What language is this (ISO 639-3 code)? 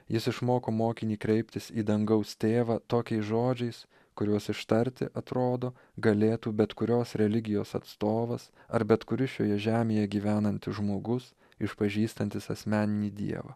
lit